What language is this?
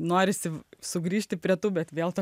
Lithuanian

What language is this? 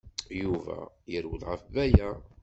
Kabyle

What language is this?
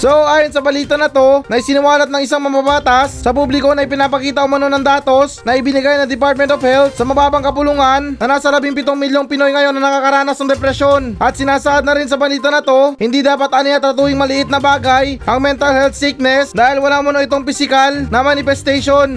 Filipino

